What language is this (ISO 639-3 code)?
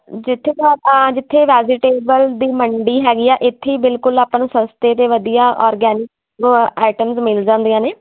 pan